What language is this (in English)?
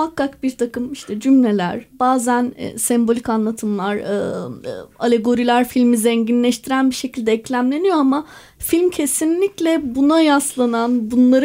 Turkish